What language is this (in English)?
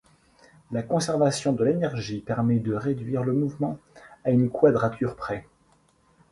French